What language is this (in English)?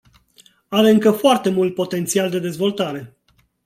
Romanian